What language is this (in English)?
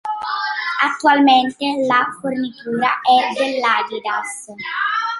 Italian